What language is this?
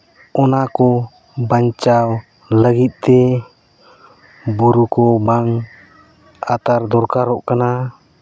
Santali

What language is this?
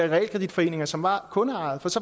Danish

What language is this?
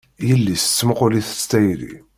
Kabyle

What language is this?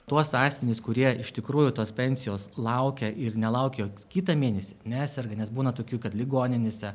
Lithuanian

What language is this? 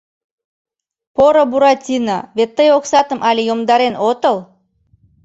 Mari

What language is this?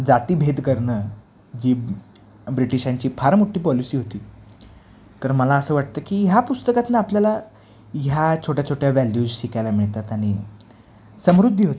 Marathi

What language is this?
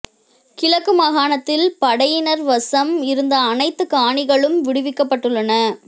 Tamil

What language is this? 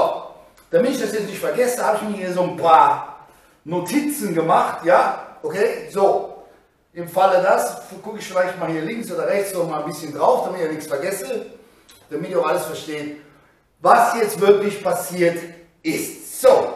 German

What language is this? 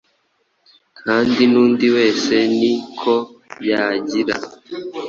Kinyarwanda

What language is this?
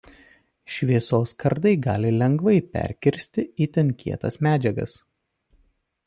Lithuanian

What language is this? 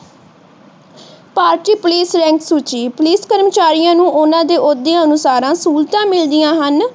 Punjabi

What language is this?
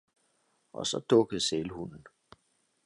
Danish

